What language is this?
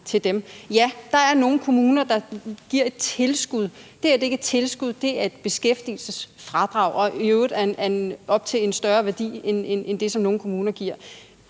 Danish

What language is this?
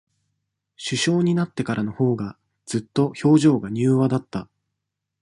Japanese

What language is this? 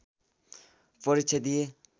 Nepali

